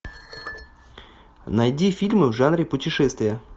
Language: Russian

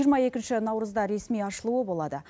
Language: Kazakh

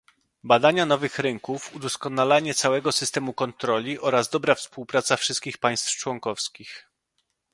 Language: Polish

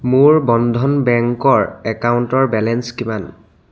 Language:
Assamese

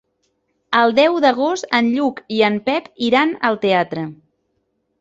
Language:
Catalan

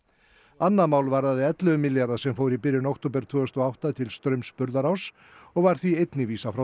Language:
Icelandic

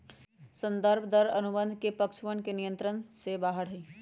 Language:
Magahi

